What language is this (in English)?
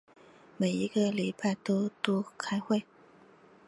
Chinese